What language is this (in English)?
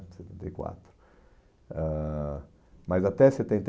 Portuguese